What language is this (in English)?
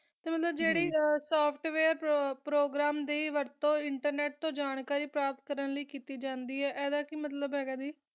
Punjabi